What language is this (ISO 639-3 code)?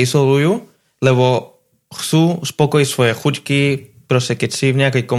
slk